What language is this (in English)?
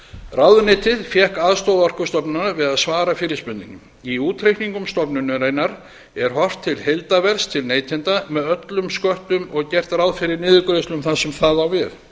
Icelandic